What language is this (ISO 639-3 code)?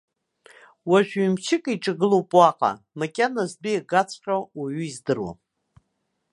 abk